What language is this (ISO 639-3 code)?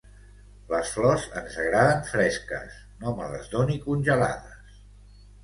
cat